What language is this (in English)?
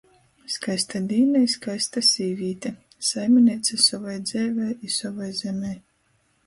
Latgalian